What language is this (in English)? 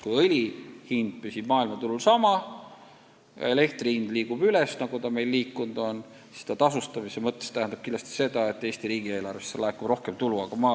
Estonian